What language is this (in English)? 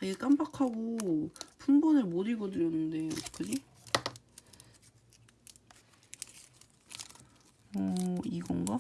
Korean